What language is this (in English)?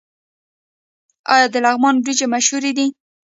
Pashto